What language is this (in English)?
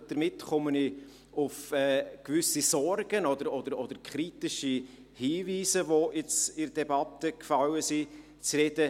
Swiss German